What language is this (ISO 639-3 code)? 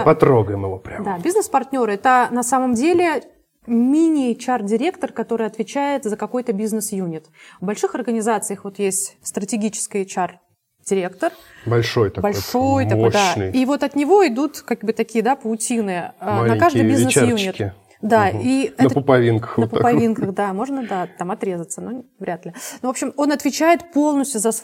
rus